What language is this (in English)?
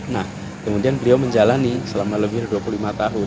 Indonesian